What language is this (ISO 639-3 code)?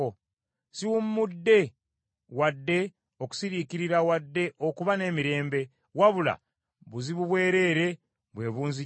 lug